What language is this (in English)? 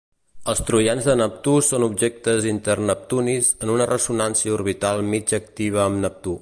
Catalan